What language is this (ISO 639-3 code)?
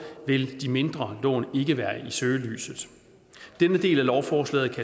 dan